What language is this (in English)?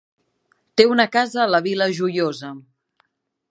Catalan